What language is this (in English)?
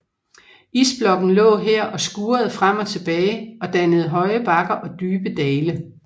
Danish